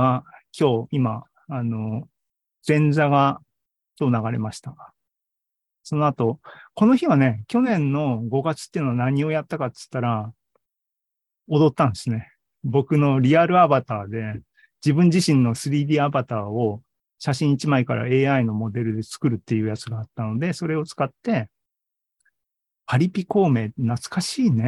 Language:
Japanese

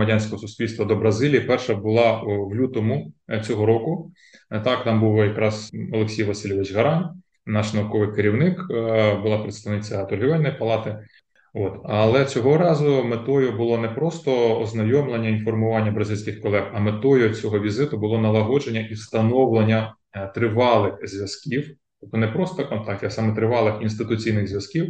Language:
Ukrainian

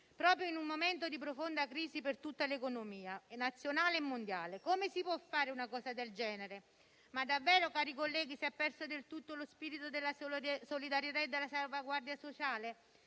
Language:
Italian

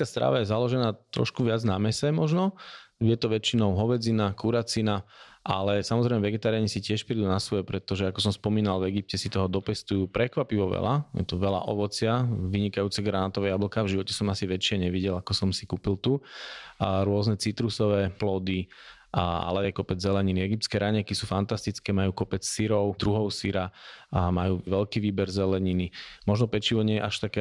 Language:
Slovak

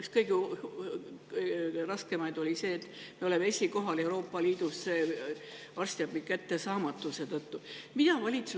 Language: Estonian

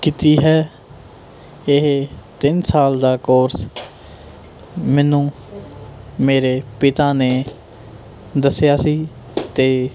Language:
Punjabi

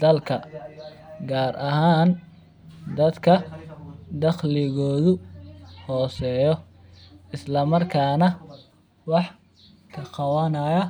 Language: Somali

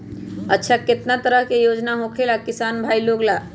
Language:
Magahi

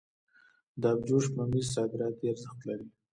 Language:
Pashto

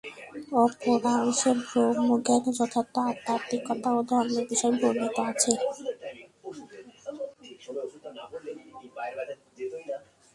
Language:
Bangla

